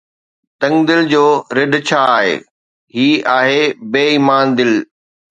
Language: Sindhi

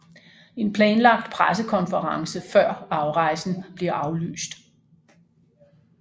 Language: Danish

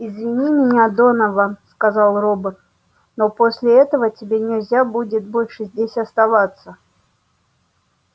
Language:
Russian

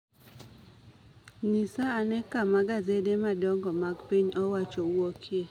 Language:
Luo (Kenya and Tanzania)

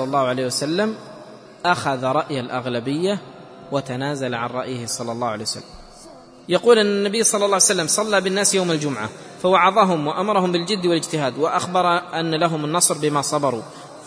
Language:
Arabic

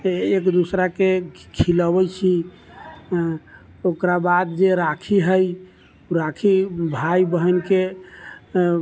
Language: Maithili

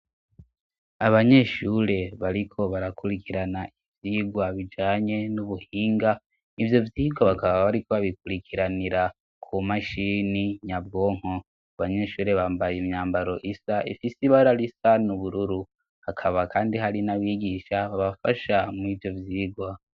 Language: Rundi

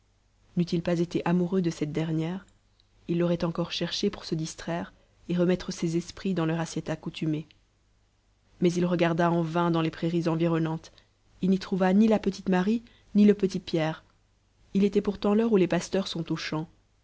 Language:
French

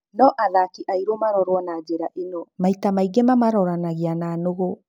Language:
Kikuyu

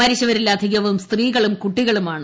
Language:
Malayalam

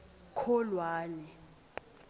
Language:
Swati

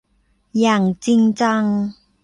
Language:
Thai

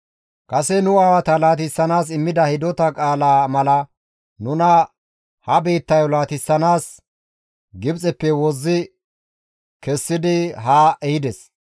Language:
Gamo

